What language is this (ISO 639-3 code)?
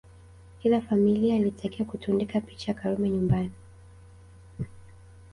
swa